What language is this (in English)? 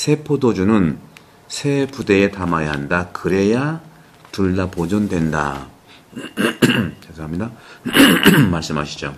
Korean